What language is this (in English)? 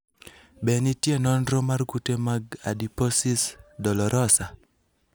Luo (Kenya and Tanzania)